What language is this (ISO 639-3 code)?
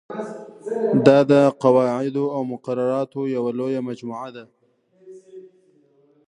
pus